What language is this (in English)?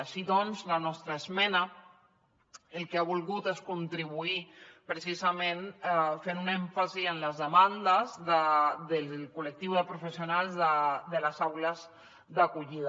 Catalan